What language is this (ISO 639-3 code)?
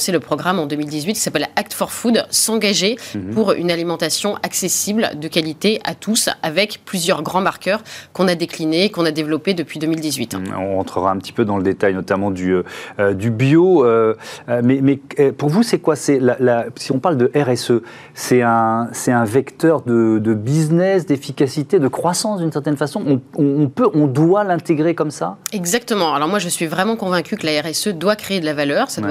fra